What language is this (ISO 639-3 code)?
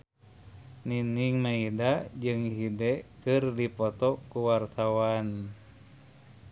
sun